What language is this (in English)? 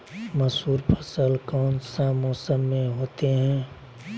Magahi